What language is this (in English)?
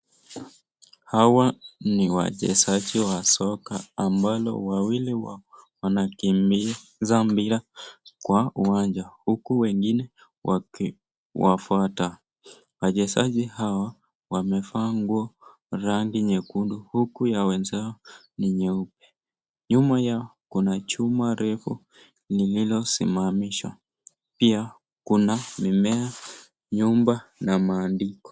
Swahili